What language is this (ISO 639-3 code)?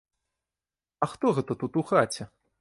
bel